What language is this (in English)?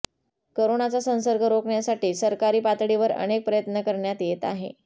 Marathi